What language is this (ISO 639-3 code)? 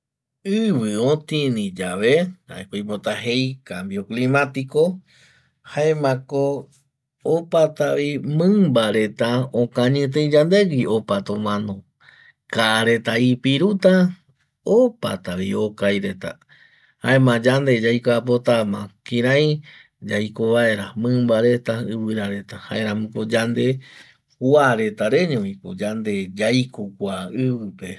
gui